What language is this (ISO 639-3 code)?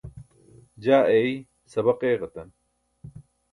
bsk